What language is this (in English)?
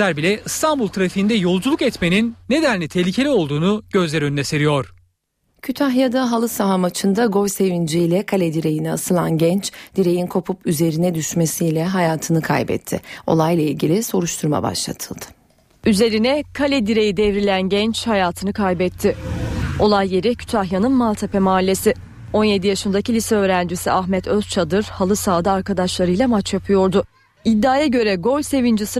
Turkish